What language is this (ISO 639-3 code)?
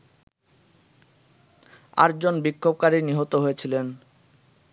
ben